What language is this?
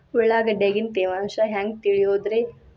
Kannada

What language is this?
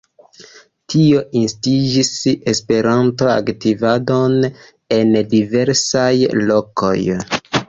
Esperanto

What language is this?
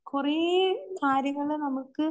Malayalam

